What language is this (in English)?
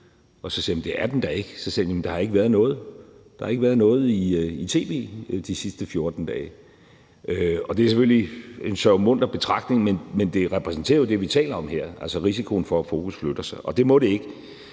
Danish